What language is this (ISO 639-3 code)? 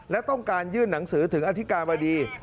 tha